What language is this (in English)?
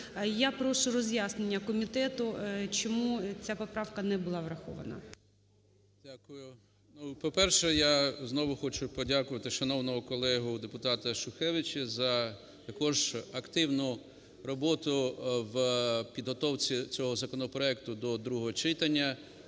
Ukrainian